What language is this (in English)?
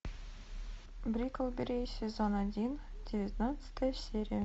Russian